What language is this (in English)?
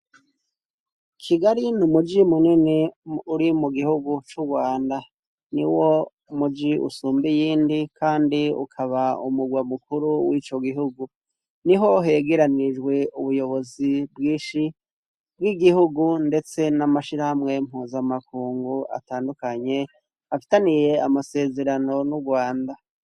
Rundi